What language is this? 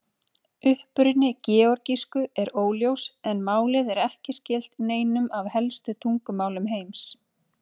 Icelandic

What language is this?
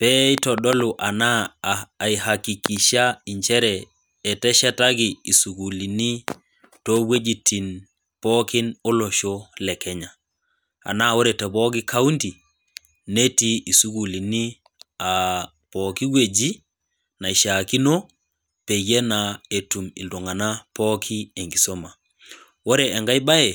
Masai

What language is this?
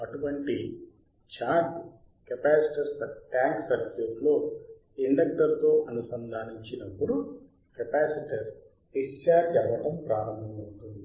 Telugu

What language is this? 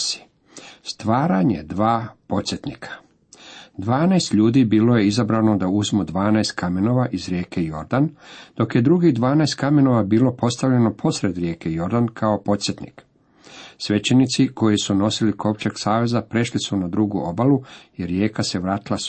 Croatian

